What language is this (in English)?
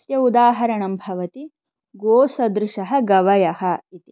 Sanskrit